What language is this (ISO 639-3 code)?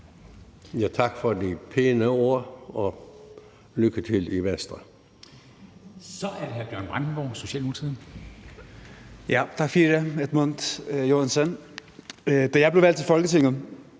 dan